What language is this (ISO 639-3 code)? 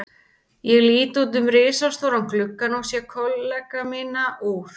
isl